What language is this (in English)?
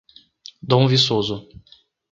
Portuguese